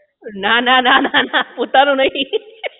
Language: Gujarati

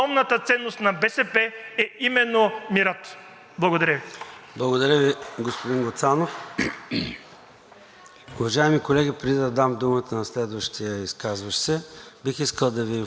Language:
Bulgarian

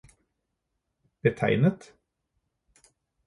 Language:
Norwegian Bokmål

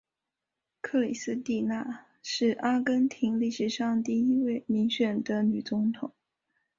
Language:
Chinese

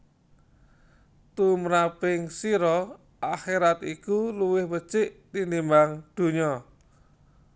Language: Javanese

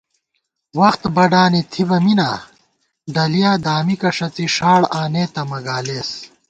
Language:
Gawar-Bati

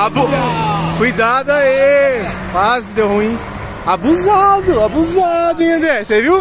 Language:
Portuguese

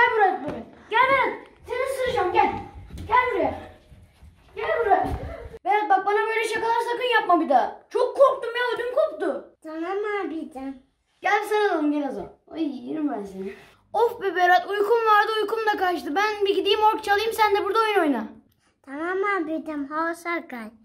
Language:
Turkish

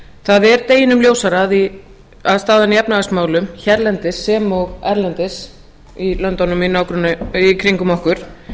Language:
Icelandic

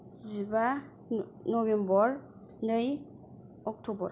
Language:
Bodo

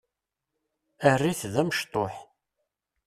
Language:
Kabyle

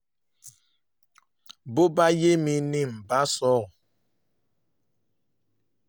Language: Yoruba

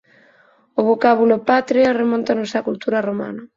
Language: Galician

